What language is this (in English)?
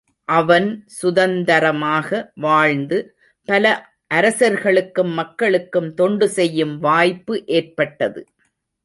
Tamil